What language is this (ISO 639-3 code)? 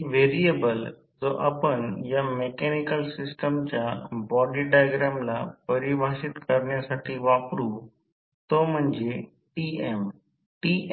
mar